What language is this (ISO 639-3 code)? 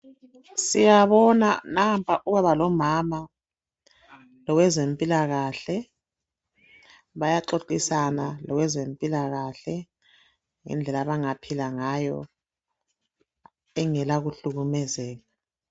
nde